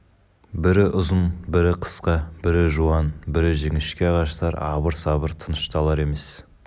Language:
Kazakh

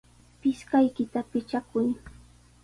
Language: Sihuas Ancash Quechua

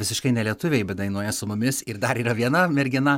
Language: Lithuanian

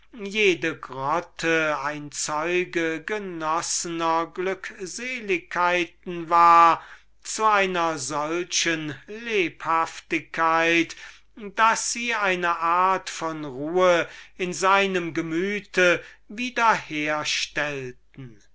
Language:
German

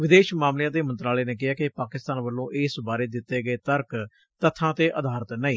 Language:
Punjabi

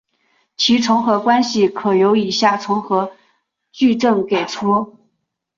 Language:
Chinese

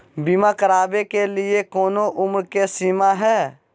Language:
Magahi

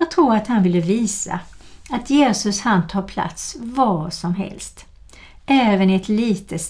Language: Swedish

